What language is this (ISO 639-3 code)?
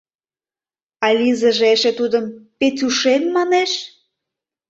chm